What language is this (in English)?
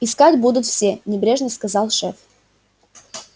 Russian